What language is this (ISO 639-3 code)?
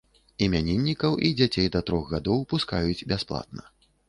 bel